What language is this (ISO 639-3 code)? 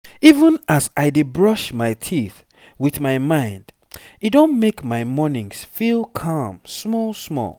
pcm